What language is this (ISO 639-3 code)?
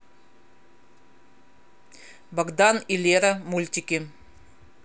rus